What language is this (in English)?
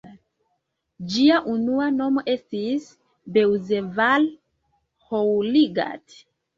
Esperanto